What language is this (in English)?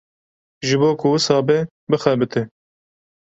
Kurdish